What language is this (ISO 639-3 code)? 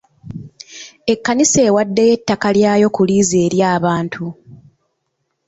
lug